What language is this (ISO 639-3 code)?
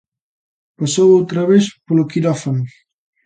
glg